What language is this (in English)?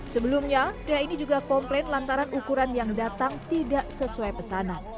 Indonesian